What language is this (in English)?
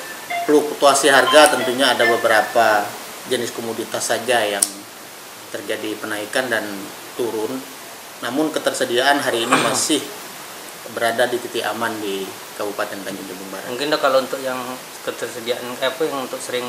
Indonesian